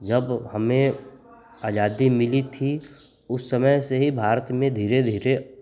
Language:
Hindi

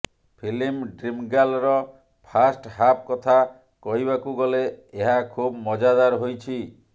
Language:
Odia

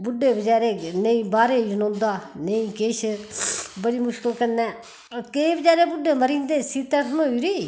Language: Dogri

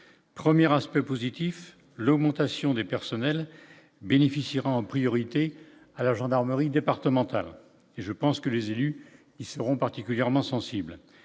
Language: French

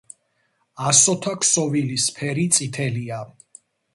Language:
Georgian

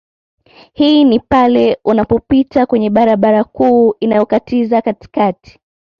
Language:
Swahili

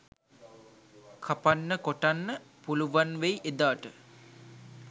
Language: Sinhala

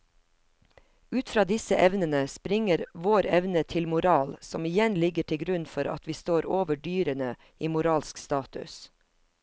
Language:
Norwegian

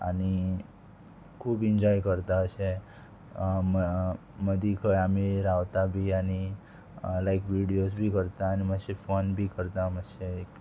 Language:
Konkani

